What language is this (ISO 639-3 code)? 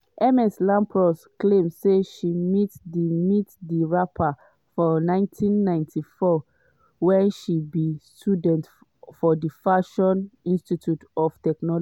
pcm